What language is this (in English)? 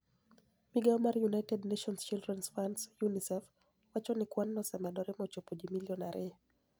Luo (Kenya and Tanzania)